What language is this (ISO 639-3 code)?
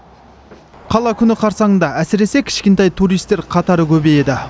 kaz